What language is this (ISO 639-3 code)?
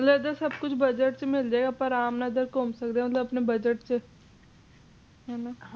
pan